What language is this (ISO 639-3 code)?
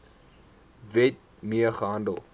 afr